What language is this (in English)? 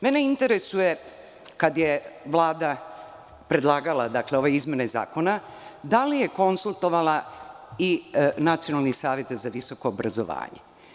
Serbian